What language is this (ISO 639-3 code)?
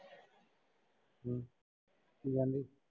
pan